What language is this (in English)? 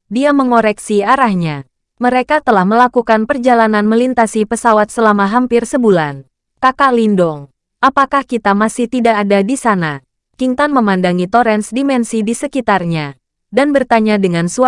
Indonesian